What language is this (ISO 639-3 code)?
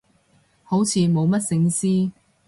yue